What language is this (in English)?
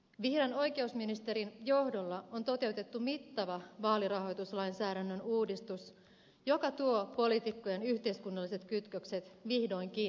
Finnish